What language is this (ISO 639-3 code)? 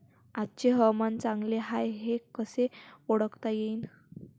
mar